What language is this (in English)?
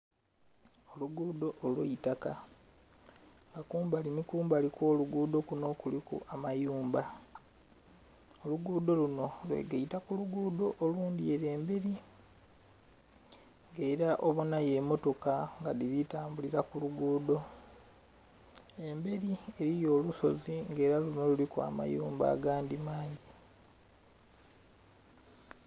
Soga